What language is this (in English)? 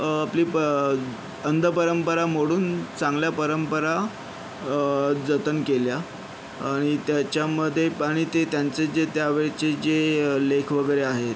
Marathi